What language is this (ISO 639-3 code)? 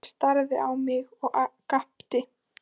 isl